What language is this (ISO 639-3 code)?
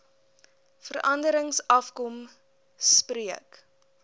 afr